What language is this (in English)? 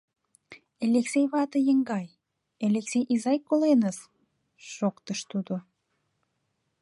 Mari